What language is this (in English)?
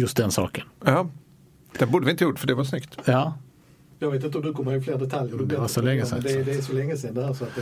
Swedish